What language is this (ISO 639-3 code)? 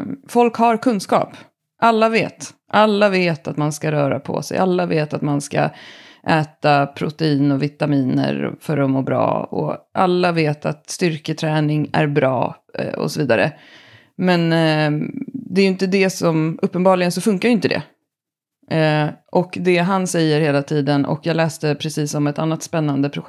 swe